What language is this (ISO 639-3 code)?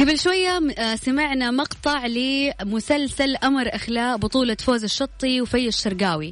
ara